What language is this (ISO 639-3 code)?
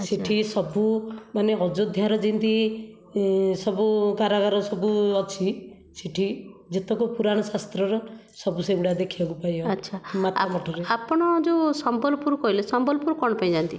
ori